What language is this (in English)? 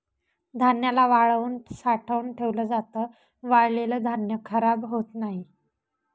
Marathi